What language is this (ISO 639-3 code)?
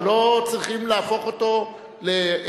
heb